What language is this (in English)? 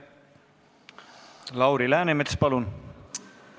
Estonian